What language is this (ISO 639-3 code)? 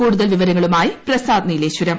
mal